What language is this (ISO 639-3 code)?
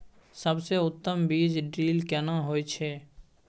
mai